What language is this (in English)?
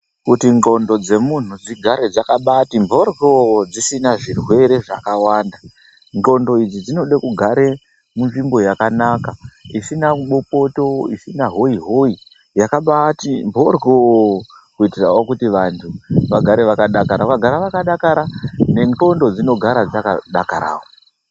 Ndau